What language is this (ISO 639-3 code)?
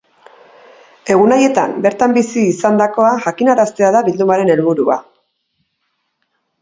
eus